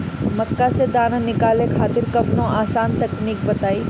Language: Bhojpuri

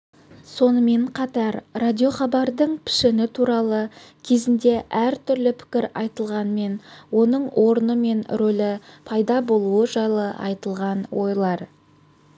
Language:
Kazakh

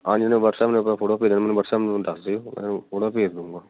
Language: Punjabi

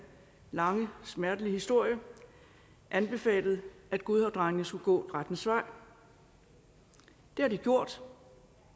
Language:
Danish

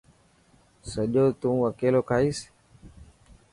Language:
Dhatki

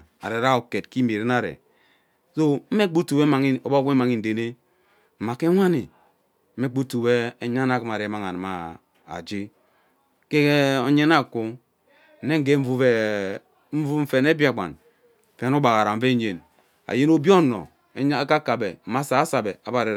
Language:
Ubaghara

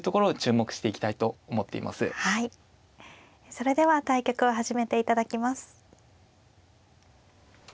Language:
Japanese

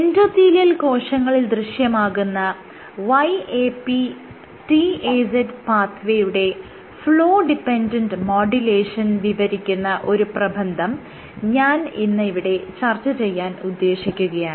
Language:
Malayalam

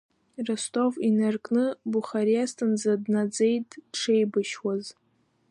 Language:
Abkhazian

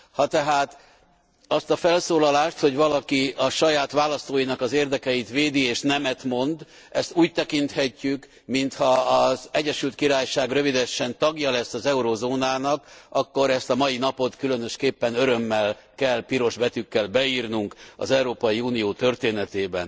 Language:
Hungarian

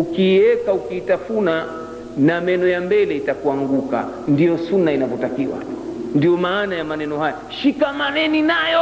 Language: Swahili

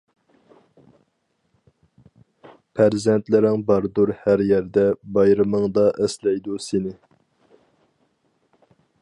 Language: Uyghur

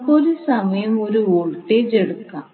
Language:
Malayalam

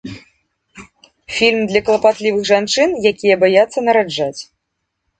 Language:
Belarusian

